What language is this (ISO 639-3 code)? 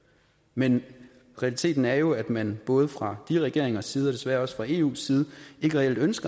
dan